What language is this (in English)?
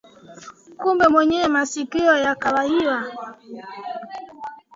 Swahili